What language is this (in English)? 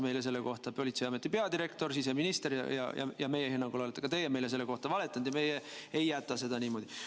Estonian